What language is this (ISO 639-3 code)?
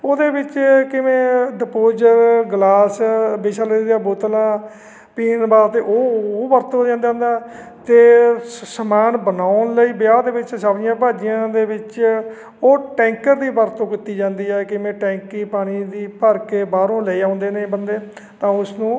pan